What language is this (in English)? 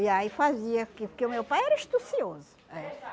Portuguese